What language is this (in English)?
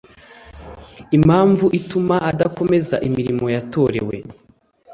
Kinyarwanda